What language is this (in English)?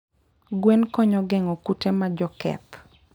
Luo (Kenya and Tanzania)